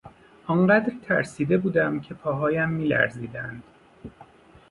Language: Persian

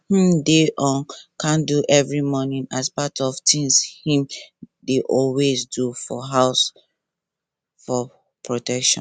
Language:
Nigerian Pidgin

